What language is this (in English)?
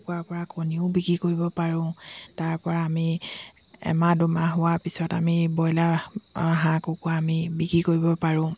Assamese